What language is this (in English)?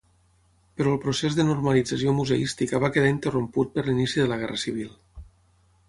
Catalan